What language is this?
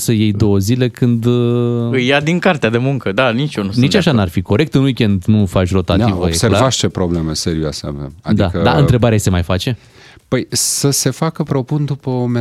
Romanian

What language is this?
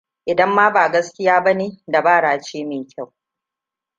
Hausa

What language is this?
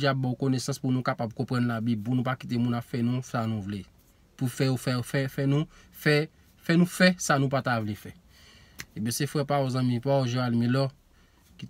French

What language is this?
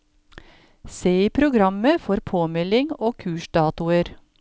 Norwegian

